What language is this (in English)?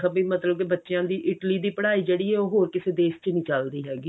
Punjabi